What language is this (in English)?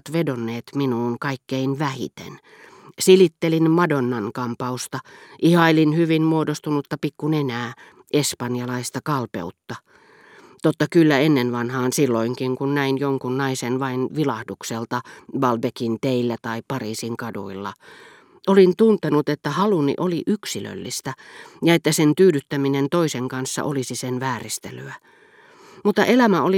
Finnish